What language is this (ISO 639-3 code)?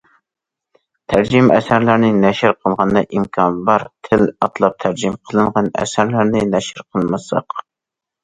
uig